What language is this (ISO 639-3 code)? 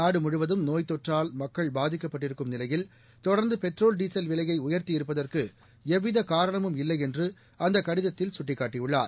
tam